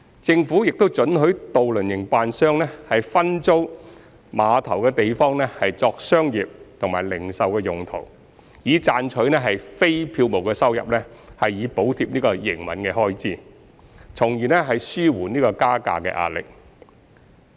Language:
Cantonese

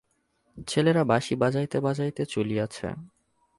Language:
Bangla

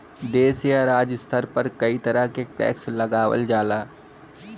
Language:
Bhojpuri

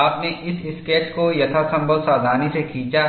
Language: Hindi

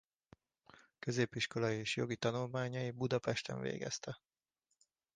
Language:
Hungarian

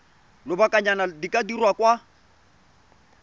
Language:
Tswana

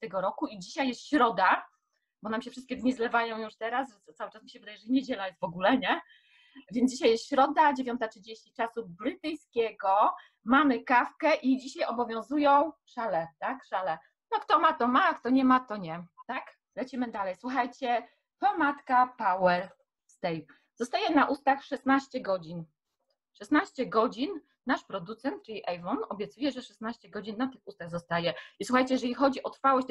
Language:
Polish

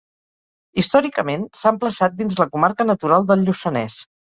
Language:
Catalan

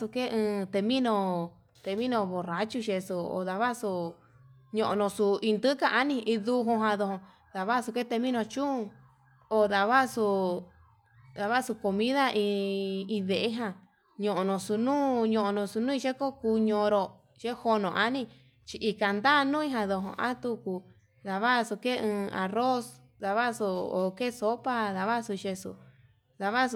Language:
Yutanduchi Mixtec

